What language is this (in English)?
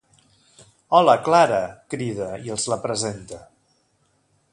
Catalan